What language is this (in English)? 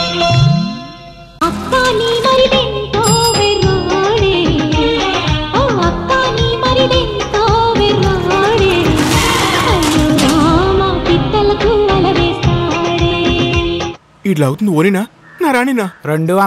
Telugu